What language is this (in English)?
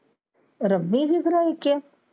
Punjabi